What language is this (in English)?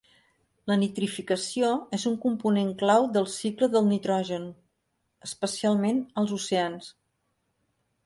Catalan